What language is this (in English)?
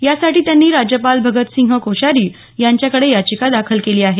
Marathi